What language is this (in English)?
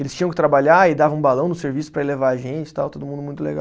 Portuguese